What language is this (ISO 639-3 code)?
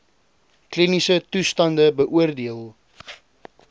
afr